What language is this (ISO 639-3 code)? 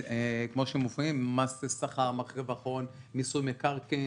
heb